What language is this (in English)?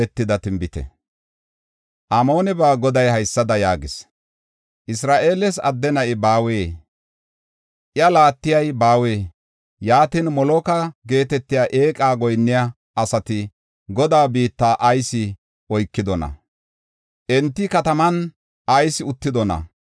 Gofa